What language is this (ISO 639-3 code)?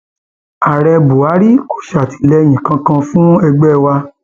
yor